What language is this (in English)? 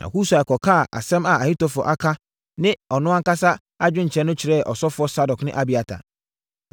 Akan